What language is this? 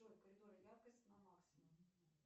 Russian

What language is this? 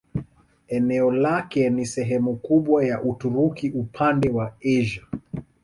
Swahili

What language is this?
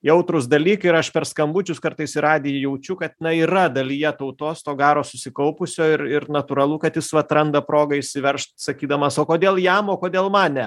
Lithuanian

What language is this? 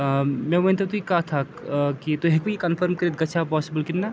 Kashmiri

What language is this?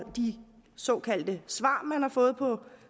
Danish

